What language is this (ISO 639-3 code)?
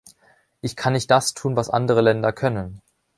deu